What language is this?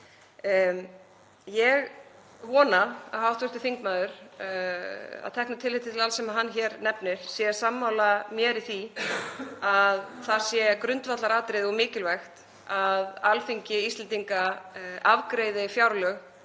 Icelandic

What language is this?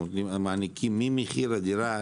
Hebrew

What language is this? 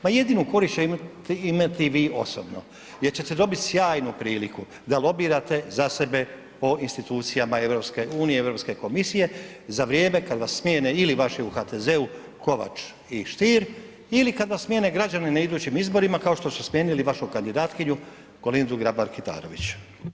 Croatian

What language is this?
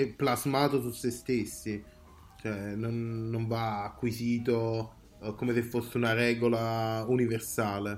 Italian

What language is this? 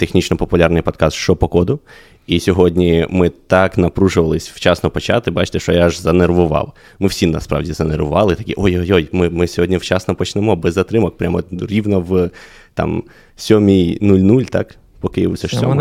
Ukrainian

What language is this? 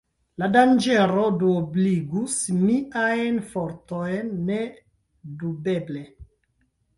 Esperanto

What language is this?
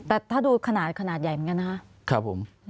Thai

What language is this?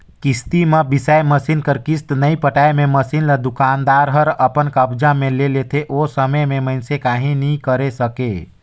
Chhattisgarhi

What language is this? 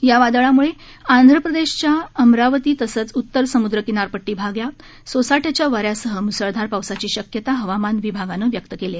Marathi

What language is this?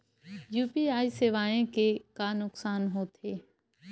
Chhattisgarhi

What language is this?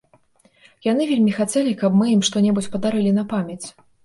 Belarusian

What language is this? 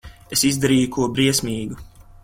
Latvian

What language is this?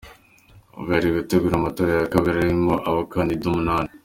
Kinyarwanda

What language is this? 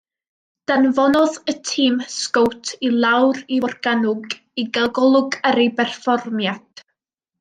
Welsh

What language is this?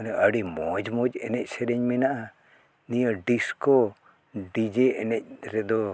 Santali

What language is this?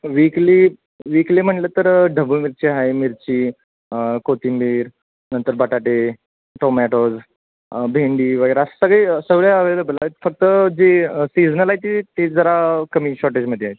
Marathi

